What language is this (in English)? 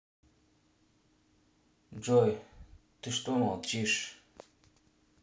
Russian